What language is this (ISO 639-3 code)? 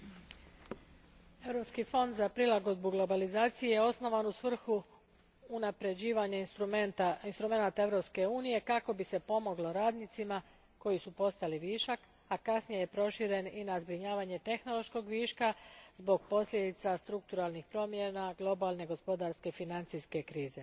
hrv